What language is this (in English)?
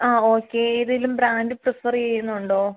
Malayalam